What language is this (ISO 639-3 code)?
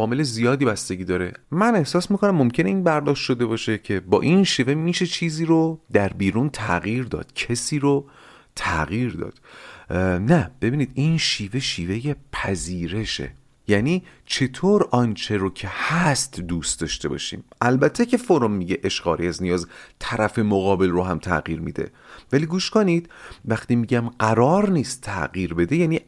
fas